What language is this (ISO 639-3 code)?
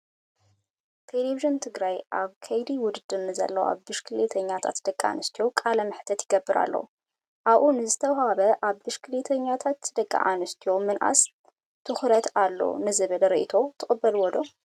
tir